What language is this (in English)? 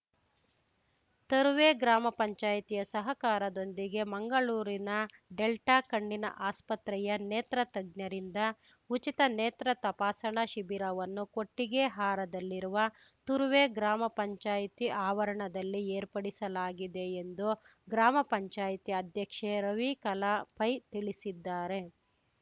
Kannada